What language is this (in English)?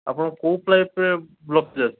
Odia